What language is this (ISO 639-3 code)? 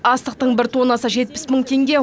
kaz